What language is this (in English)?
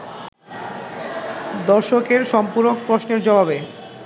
Bangla